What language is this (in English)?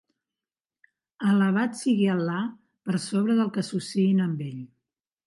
Catalan